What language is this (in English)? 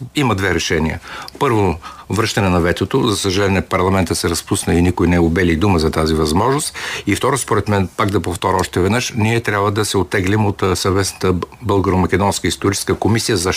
Bulgarian